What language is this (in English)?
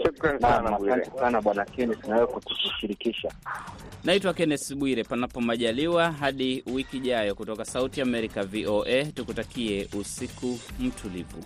Swahili